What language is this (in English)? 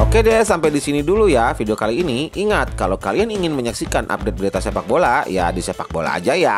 Indonesian